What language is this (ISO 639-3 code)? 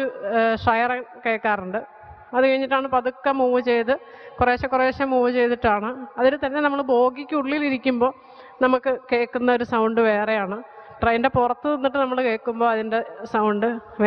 nld